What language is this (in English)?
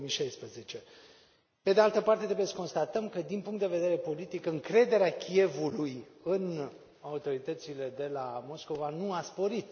Romanian